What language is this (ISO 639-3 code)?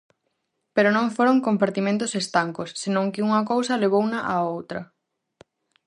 glg